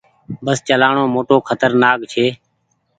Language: Goaria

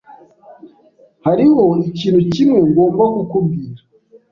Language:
Kinyarwanda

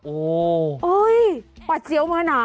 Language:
Thai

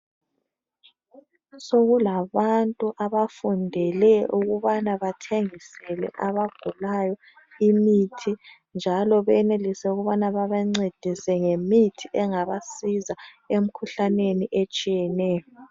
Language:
North Ndebele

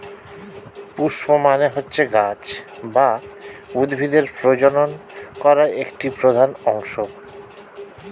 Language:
Bangla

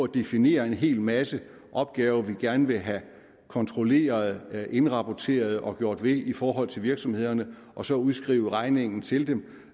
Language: Danish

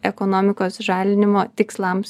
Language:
Lithuanian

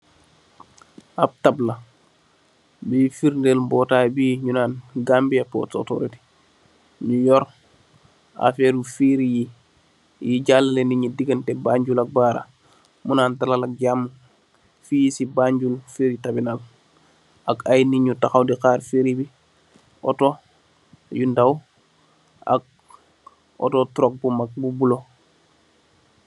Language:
Wolof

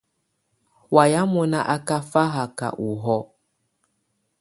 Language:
Tunen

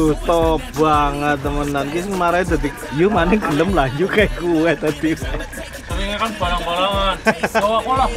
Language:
Indonesian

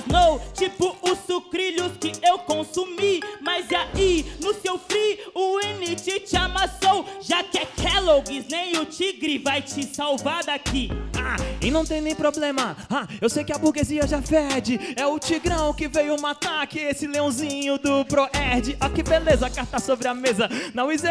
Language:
Portuguese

